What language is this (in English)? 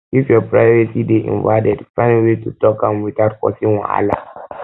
Nigerian Pidgin